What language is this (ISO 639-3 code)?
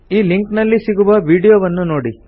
kan